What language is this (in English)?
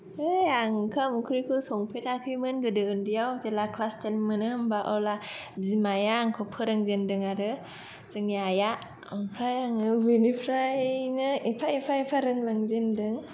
Bodo